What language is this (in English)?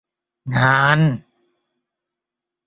Thai